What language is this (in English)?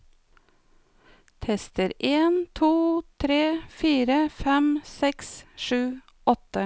Norwegian